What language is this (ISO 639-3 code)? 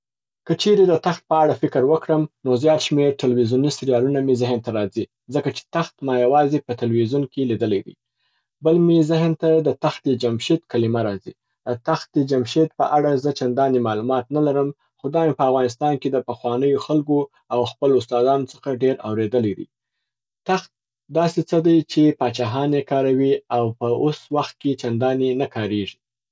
pbt